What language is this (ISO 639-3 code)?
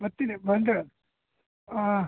kan